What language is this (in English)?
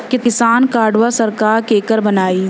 Bhojpuri